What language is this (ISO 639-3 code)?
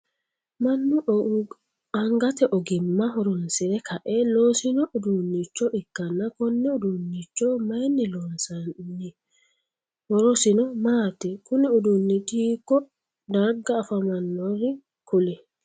sid